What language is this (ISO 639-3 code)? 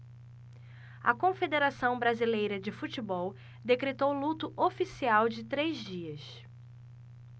por